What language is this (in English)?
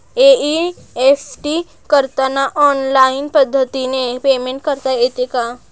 Marathi